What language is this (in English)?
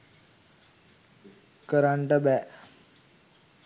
Sinhala